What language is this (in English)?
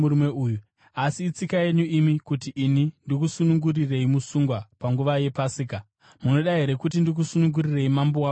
Shona